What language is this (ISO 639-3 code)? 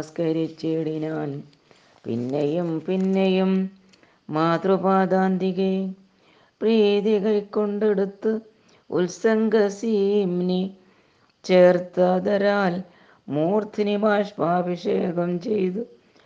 mal